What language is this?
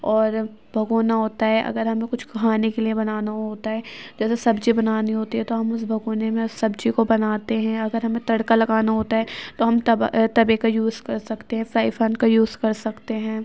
Urdu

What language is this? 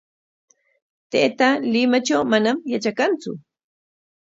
Corongo Ancash Quechua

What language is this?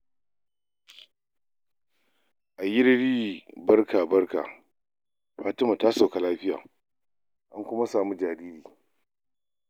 Hausa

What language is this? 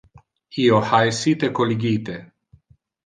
Interlingua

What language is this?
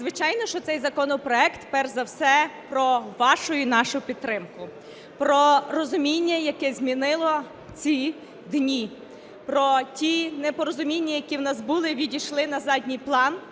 Ukrainian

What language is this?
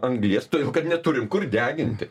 Lithuanian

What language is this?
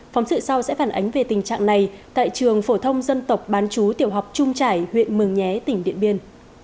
Vietnamese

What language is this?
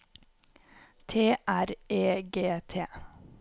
Norwegian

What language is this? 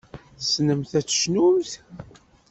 Kabyle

